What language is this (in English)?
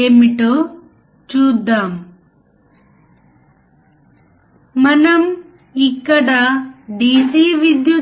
Telugu